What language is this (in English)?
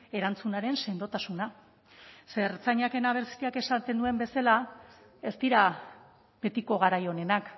Basque